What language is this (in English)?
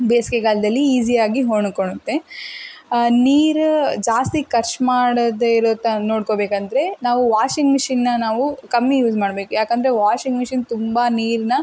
Kannada